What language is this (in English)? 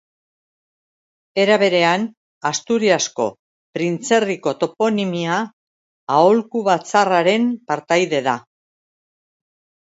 Basque